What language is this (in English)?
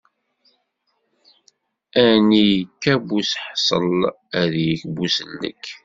Kabyle